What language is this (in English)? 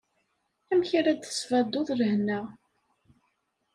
Kabyle